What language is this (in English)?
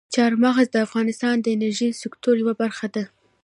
Pashto